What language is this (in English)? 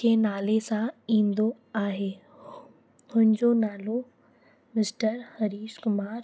Sindhi